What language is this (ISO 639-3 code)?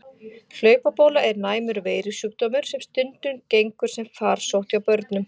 isl